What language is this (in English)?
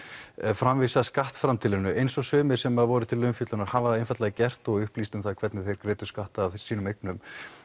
Icelandic